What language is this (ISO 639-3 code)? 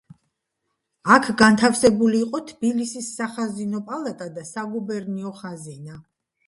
kat